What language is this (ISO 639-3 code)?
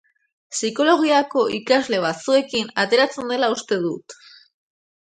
eus